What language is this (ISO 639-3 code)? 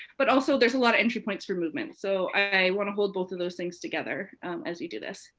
eng